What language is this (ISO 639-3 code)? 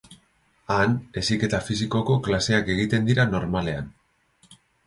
eus